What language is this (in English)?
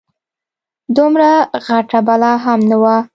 Pashto